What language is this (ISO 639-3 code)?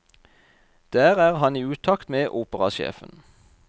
nor